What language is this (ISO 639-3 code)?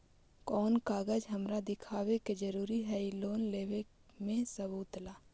mag